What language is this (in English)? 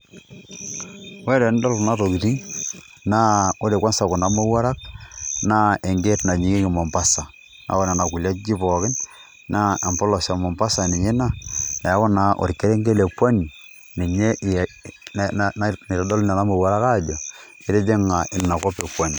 Masai